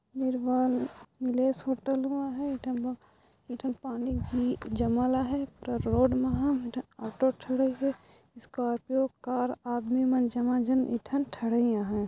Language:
Sadri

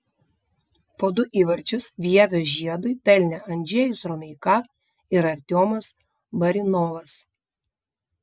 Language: Lithuanian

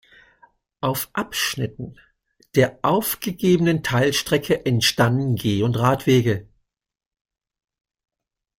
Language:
German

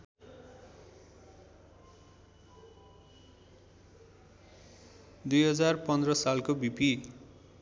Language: Nepali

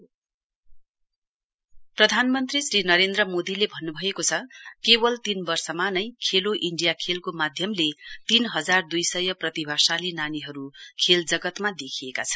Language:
Nepali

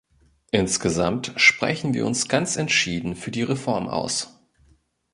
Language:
German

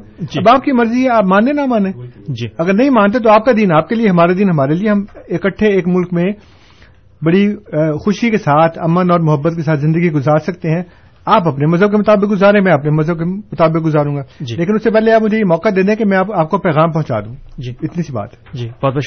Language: Urdu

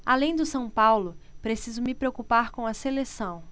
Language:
Portuguese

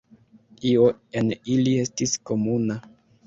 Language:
Esperanto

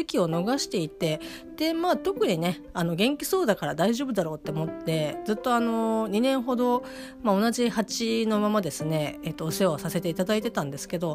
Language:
Japanese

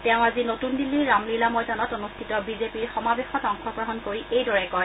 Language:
Assamese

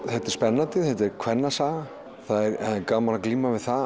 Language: Icelandic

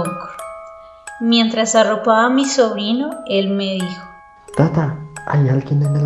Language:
Spanish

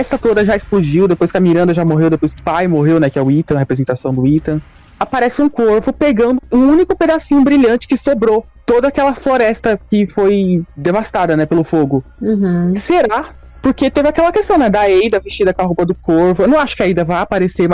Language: Portuguese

